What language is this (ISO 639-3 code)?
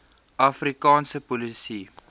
afr